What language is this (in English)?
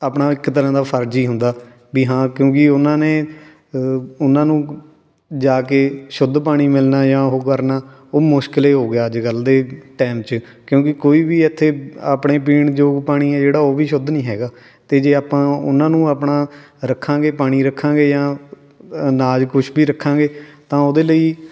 Punjabi